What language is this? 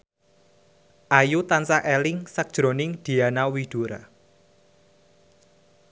Javanese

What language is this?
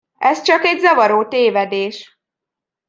Hungarian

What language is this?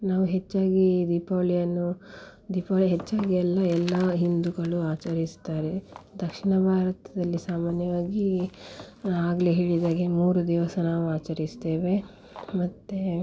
Kannada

